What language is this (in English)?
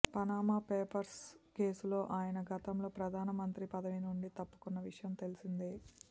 Telugu